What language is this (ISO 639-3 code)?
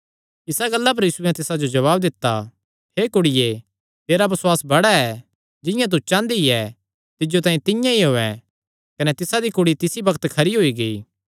xnr